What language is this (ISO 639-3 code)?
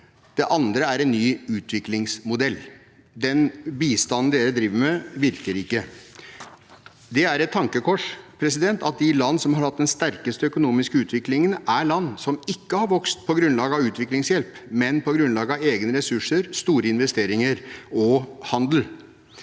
nor